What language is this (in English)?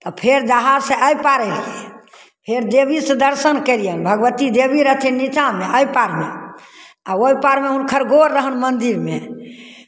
Maithili